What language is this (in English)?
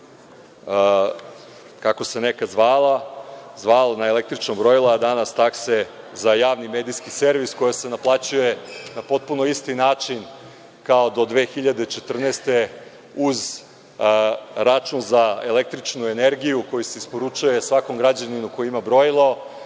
Serbian